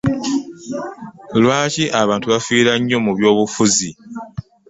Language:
Ganda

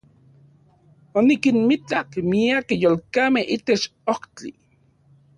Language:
Central Puebla Nahuatl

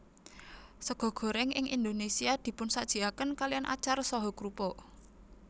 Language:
Javanese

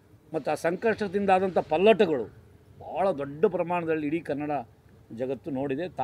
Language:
Kannada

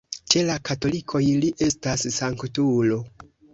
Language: Esperanto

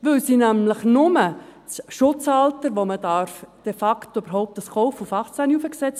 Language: Swiss German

